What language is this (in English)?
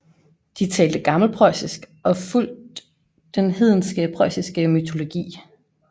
Danish